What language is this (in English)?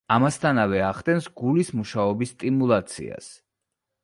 Georgian